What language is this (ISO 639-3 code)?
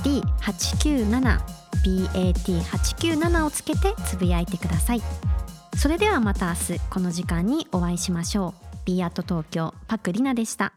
jpn